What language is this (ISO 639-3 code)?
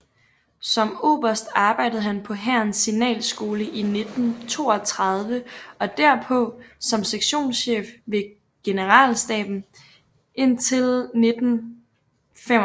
dan